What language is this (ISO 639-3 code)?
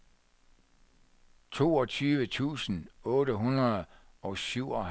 dan